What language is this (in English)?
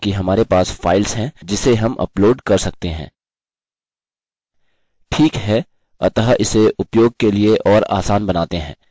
Hindi